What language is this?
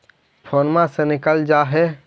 Magahi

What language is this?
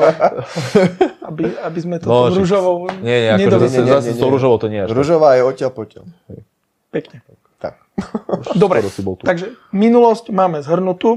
Slovak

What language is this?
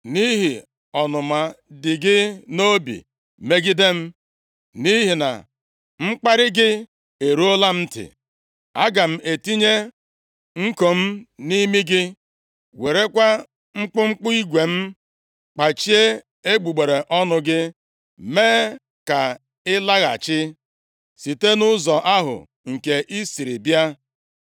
Igbo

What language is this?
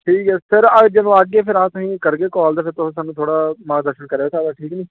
Dogri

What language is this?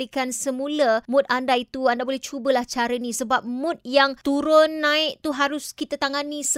Malay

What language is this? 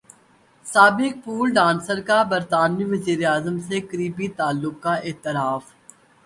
Urdu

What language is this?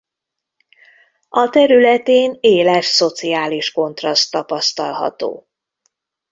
Hungarian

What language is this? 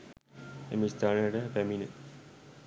Sinhala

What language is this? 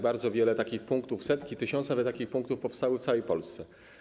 Polish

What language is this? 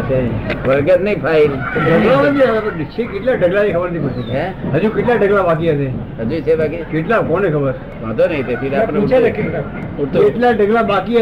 Gujarati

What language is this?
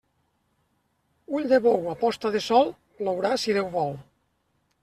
Catalan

